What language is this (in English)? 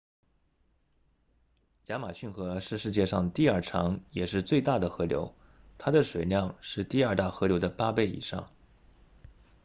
Chinese